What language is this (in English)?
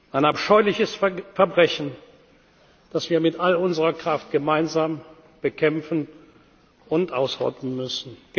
German